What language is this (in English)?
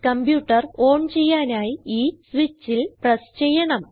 Malayalam